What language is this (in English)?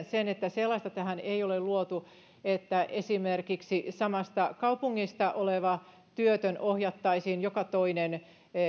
Finnish